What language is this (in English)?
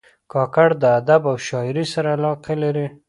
Pashto